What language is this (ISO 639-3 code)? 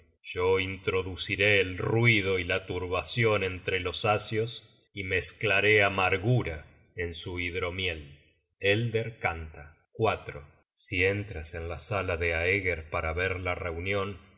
spa